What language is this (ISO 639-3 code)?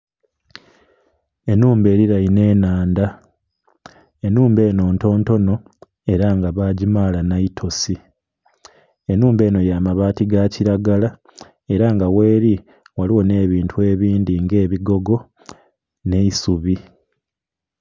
xog